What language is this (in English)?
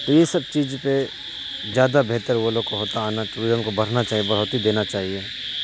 Urdu